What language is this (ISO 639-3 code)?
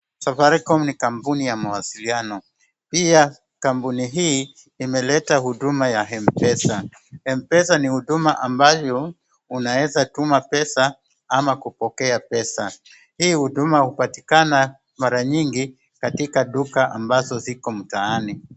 swa